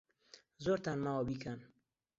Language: Central Kurdish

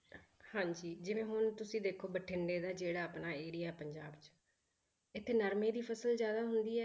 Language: Punjabi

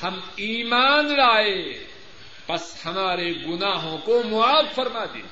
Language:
Urdu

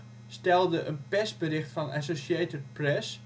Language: Dutch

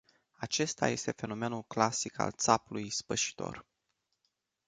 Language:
Romanian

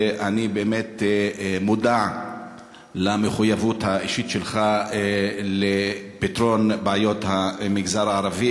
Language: Hebrew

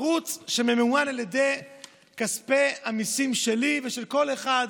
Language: Hebrew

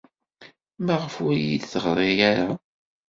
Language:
Kabyle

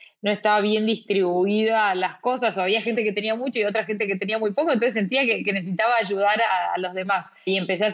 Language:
Spanish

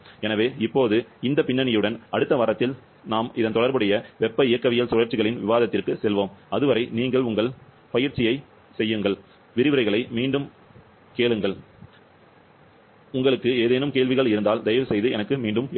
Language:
Tamil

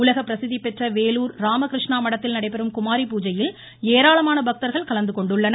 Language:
Tamil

